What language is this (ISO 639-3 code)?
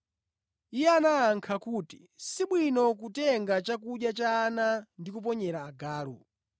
nya